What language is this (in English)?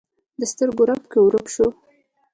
Pashto